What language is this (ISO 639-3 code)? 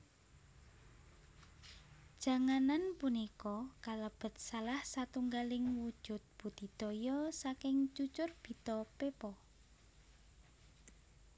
jav